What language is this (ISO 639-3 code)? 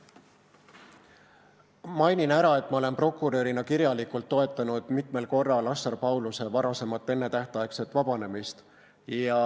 est